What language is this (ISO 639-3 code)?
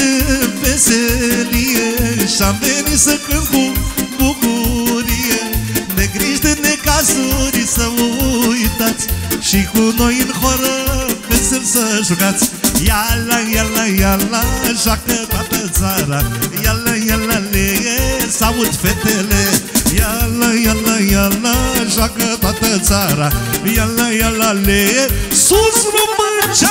ron